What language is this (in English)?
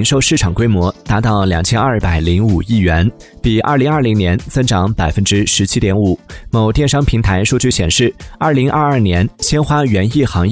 Chinese